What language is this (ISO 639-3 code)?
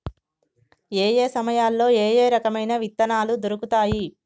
tel